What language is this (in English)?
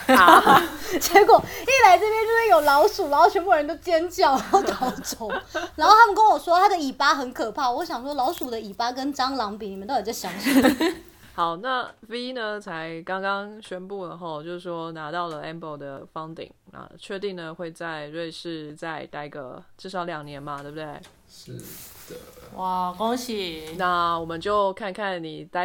Chinese